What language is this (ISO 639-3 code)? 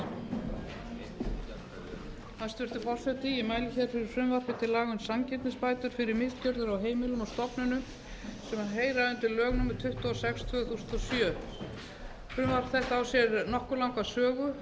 isl